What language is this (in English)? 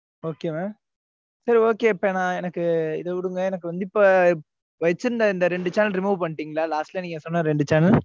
Tamil